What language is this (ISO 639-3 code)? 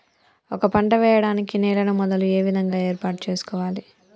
tel